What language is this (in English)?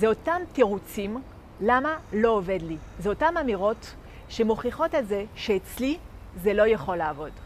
Hebrew